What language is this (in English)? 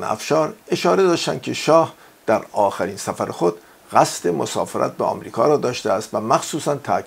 Persian